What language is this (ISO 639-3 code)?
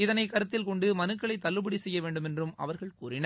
tam